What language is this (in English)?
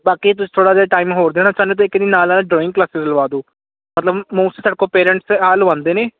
Punjabi